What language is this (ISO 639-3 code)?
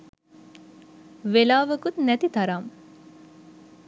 sin